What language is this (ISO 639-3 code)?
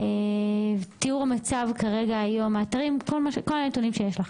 heb